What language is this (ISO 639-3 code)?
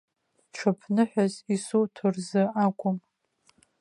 abk